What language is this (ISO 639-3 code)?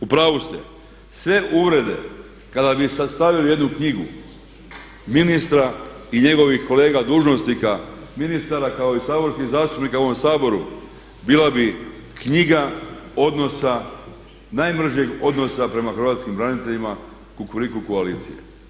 hrv